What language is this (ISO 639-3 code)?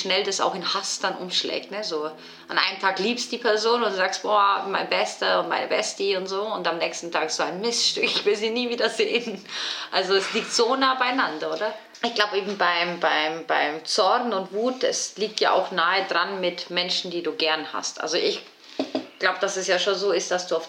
deu